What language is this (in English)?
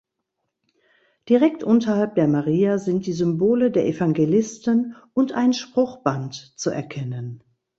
German